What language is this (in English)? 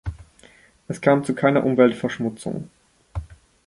German